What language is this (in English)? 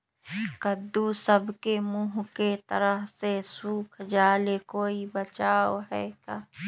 Magahi